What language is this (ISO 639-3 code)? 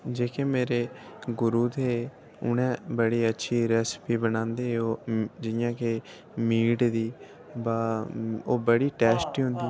doi